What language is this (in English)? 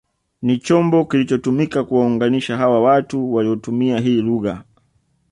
Swahili